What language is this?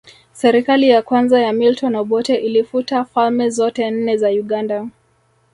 Swahili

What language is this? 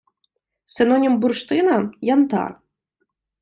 Ukrainian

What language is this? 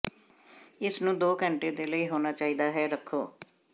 Punjabi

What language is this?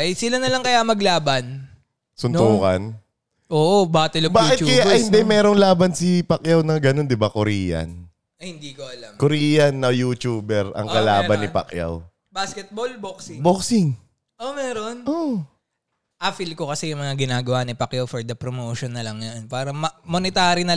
Filipino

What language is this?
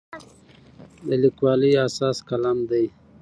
Pashto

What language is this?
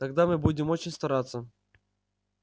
Russian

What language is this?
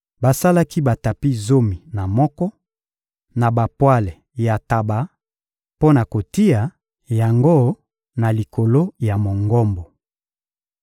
Lingala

